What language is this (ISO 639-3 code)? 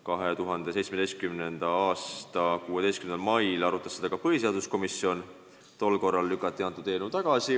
est